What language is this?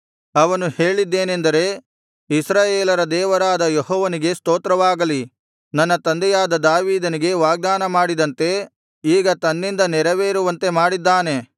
Kannada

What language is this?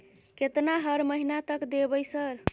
Maithili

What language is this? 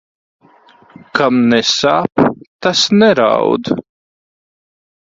Latvian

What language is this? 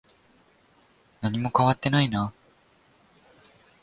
Japanese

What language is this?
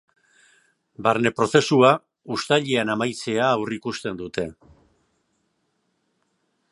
Basque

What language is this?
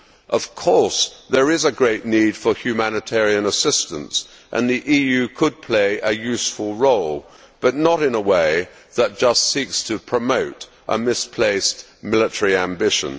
English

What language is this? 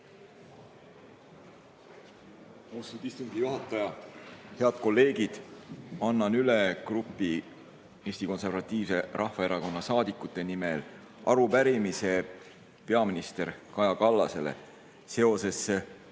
Estonian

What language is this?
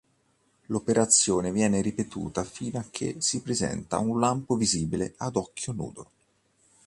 Italian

